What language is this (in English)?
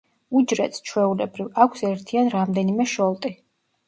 Georgian